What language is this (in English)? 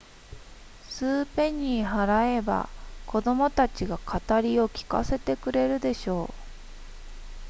Japanese